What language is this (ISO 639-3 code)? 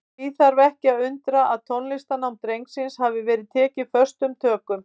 isl